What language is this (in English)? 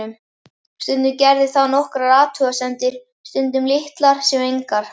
Icelandic